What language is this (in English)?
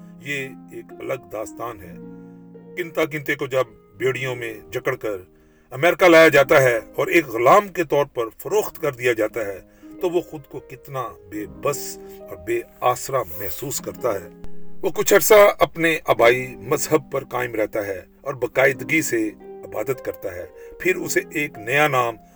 Urdu